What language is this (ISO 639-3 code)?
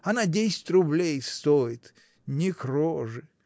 rus